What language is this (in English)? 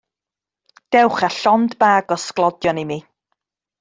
Welsh